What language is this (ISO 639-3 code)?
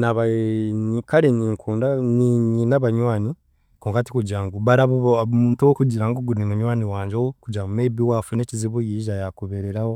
cgg